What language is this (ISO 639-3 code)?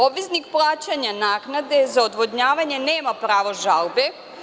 srp